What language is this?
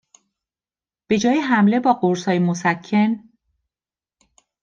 Persian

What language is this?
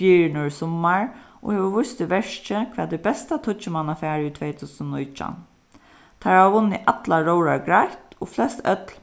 Faroese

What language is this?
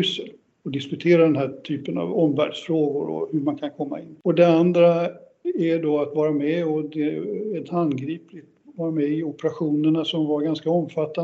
Swedish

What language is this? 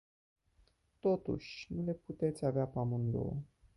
Romanian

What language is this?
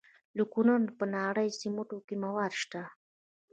Pashto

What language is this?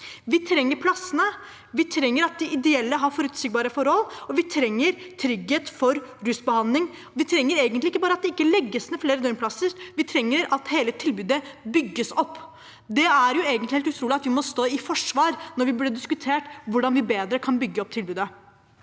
Norwegian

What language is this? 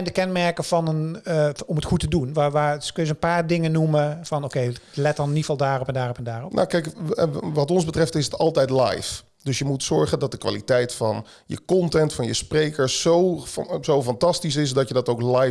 Dutch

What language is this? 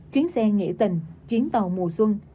Vietnamese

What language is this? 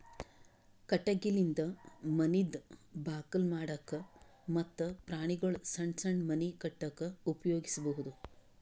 Kannada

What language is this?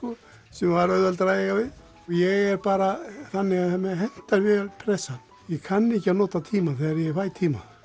Icelandic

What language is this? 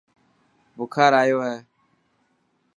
Dhatki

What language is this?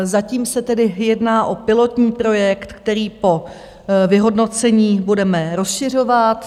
Czech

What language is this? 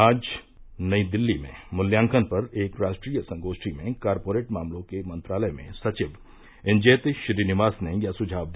Hindi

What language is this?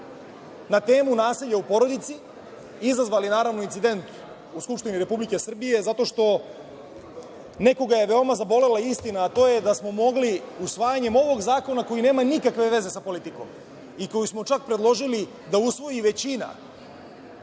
Serbian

